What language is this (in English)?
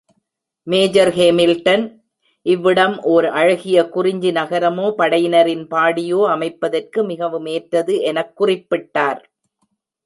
Tamil